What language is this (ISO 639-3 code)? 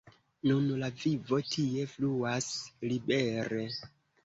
epo